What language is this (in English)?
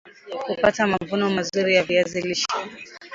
Swahili